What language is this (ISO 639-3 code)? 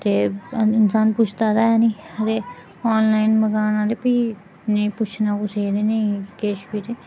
doi